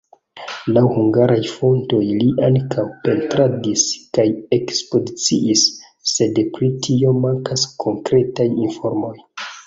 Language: Esperanto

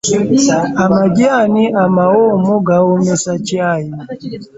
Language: Ganda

